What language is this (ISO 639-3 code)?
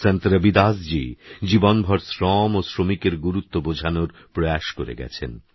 ben